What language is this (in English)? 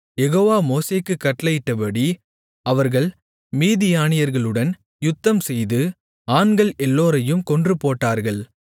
Tamil